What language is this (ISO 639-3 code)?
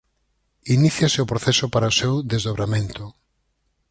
glg